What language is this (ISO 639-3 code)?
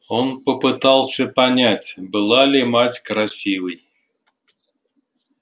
rus